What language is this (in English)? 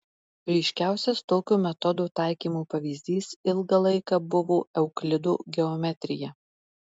Lithuanian